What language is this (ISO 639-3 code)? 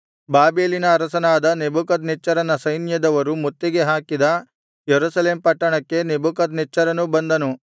kan